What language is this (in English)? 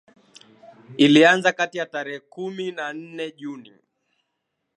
Swahili